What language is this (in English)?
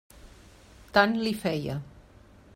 Catalan